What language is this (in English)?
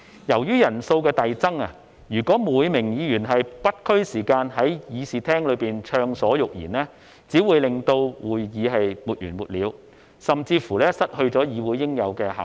Cantonese